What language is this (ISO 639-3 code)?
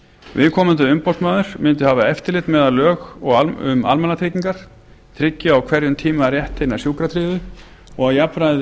isl